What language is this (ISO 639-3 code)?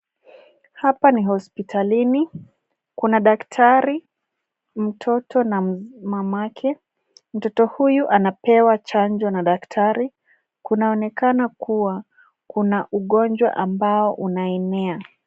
swa